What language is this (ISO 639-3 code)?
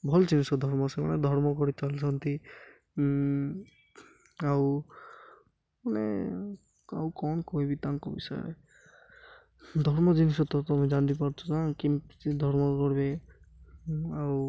ori